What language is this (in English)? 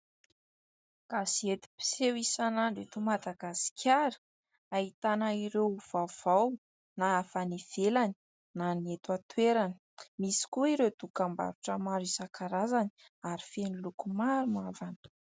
Malagasy